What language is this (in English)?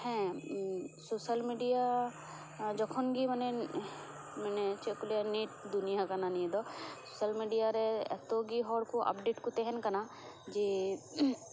Santali